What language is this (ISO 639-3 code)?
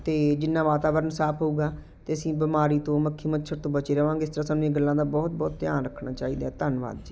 pan